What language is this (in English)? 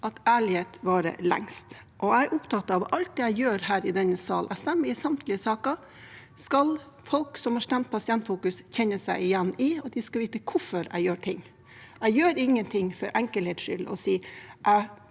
Norwegian